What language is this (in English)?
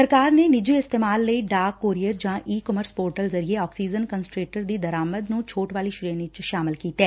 Punjabi